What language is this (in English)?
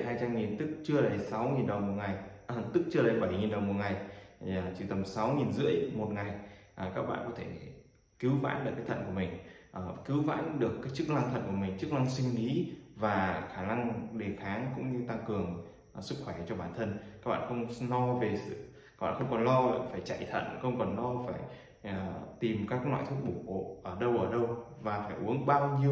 Vietnamese